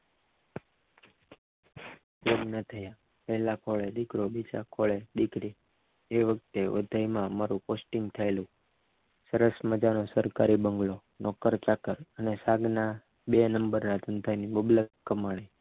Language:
Gujarati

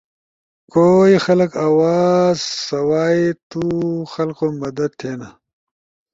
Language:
Ushojo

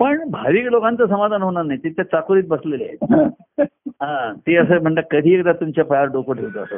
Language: Marathi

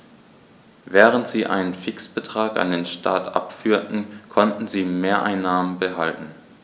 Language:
German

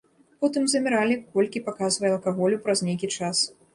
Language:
Belarusian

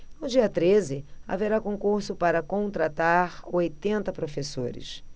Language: Portuguese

